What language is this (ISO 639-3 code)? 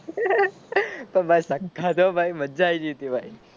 guj